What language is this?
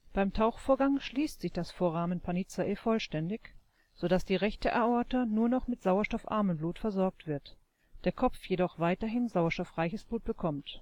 German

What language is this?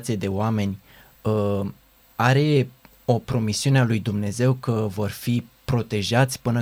Romanian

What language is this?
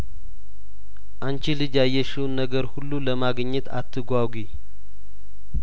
Amharic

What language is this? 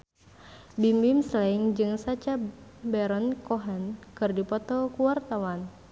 Sundanese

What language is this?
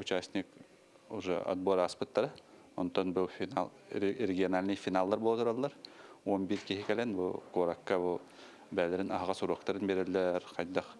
Turkish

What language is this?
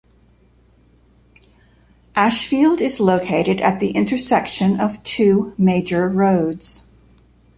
English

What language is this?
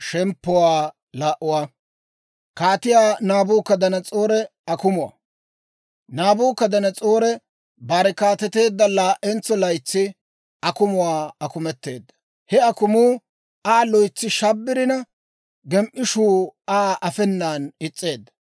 Dawro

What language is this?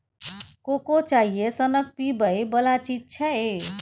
Maithili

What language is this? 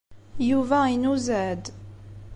Kabyle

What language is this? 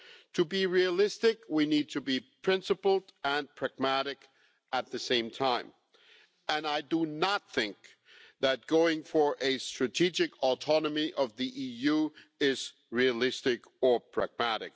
English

